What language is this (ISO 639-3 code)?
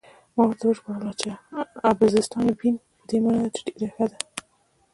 pus